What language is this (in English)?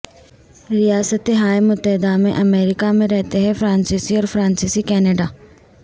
Urdu